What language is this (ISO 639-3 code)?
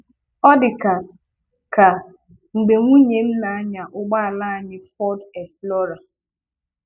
ibo